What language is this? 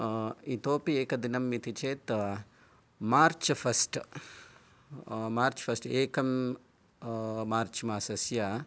Sanskrit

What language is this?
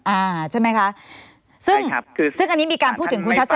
Thai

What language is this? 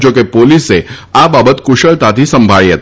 Gujarati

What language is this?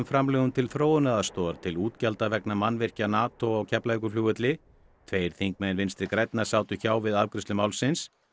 Icelandic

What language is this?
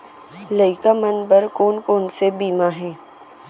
Chhattisgarhi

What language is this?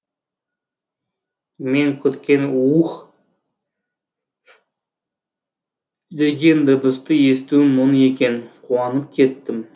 Kazakh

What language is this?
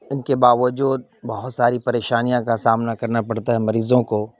Urdu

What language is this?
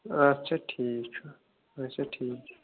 Kashmiri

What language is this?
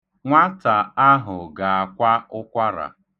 Igbo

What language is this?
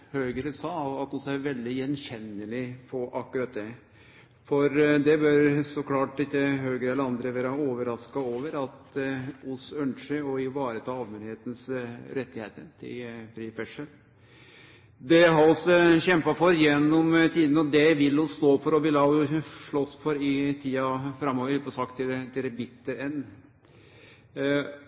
Norwegian Nynorsk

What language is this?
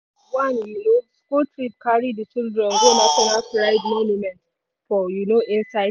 Nigerian Pidgin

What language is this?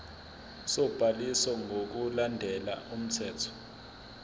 Zulu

